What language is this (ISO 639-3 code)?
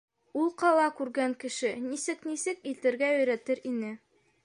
bak